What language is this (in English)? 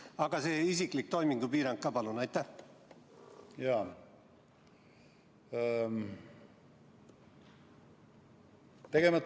Estonian